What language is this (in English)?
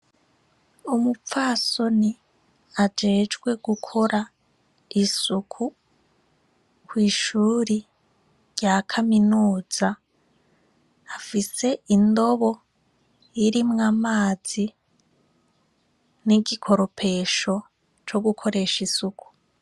Rundi